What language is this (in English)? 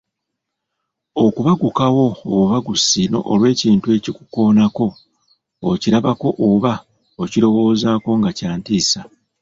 Ganda